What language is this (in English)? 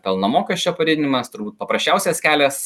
Lithuanian